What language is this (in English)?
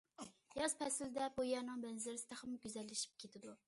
Uyghur